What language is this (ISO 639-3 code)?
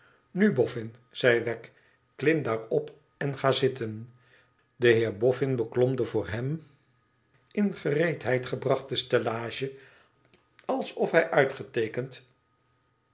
nld